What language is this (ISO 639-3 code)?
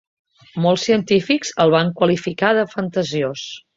cat